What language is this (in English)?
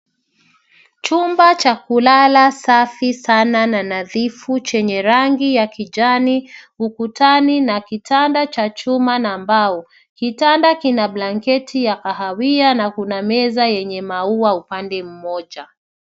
Swahili